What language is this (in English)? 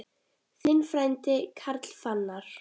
Icelandic